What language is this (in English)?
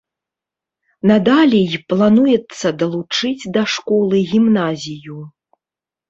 Belarusian